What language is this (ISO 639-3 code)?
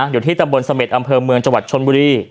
tha